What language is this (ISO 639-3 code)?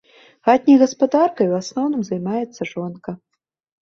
bel